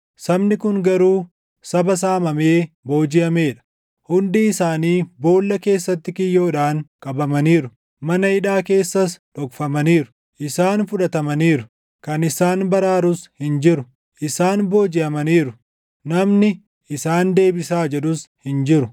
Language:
Oromo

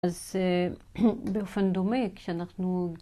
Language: Hebrew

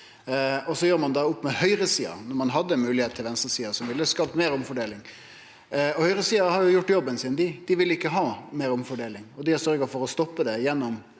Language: Norwegian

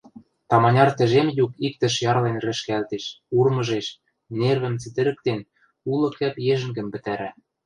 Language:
Western Mari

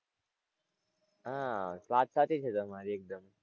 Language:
Gujarati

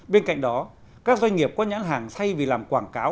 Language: Vietnamese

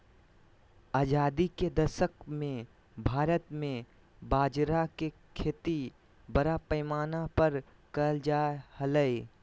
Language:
Magahi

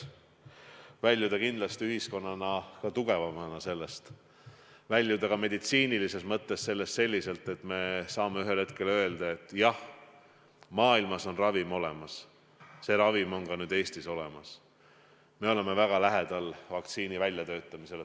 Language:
Estonian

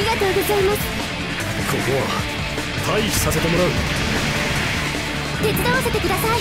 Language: Japanese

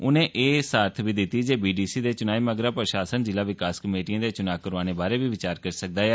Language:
Dogri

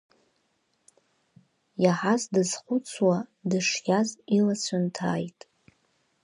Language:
Abkhazian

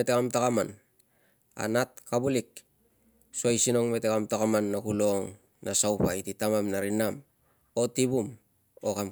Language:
Tungag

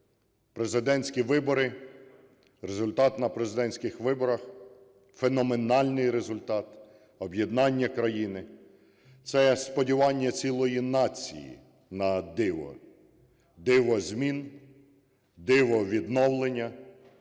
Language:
Ukrainian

